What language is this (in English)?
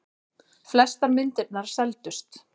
Icelandic